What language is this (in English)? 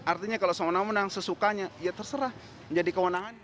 Indonesian